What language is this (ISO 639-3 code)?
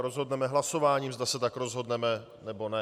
ces